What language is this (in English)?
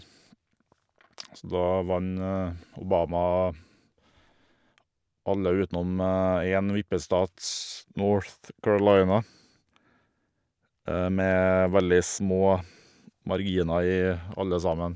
Norwegian